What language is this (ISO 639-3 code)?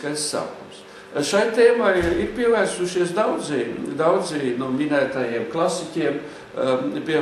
lav